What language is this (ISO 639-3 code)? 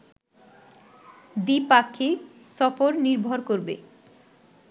ben